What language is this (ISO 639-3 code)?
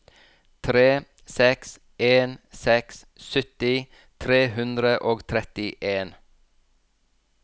nor